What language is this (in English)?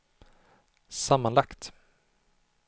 Swedish